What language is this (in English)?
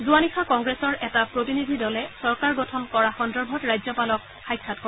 Assamese